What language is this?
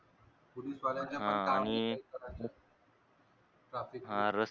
Marathi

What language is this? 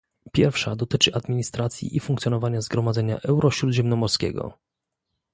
Polish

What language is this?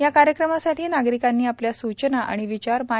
Marathi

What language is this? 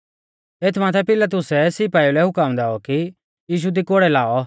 Mahasu Pahari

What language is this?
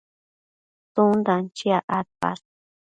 Matsés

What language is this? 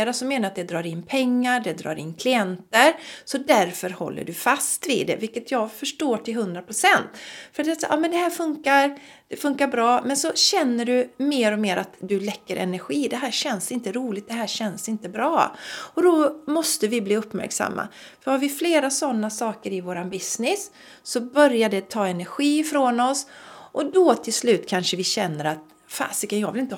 Swedish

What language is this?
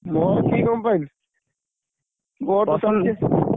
Odia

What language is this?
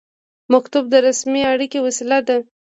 Pashto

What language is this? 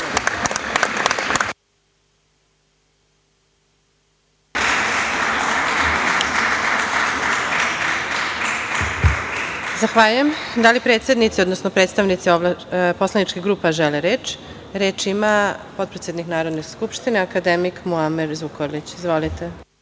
Serbian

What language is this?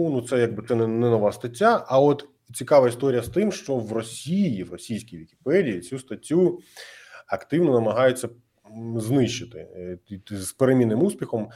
Ukrainian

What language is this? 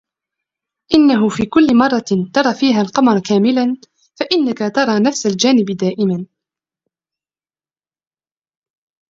Arabic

